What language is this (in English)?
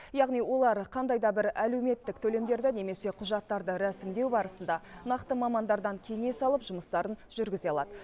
Kazakh